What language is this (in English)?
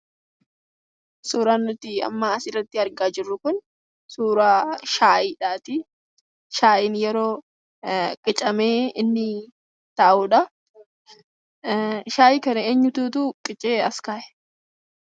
Oromo